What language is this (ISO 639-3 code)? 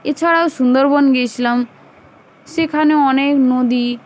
ben